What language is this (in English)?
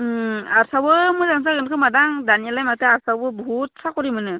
Bodo